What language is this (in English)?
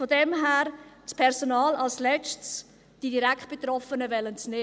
Swiss German